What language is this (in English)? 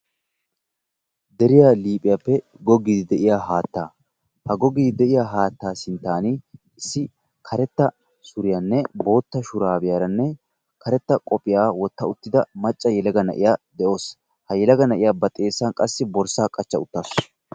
Wolaytta